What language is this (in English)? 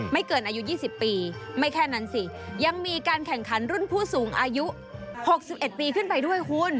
Thai